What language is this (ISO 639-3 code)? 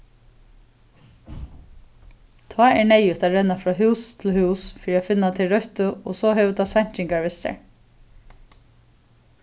fao